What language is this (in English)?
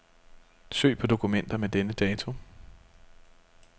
Danish